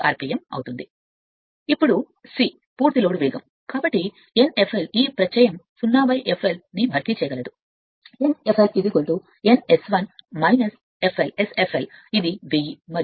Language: Telugu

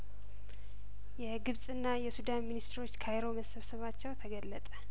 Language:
Amharic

